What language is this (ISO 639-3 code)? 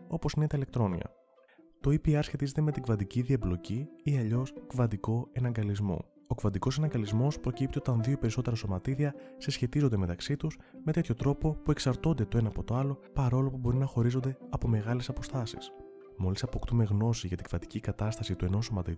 ell